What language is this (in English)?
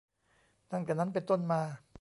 Thai